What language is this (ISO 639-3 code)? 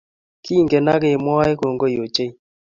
kln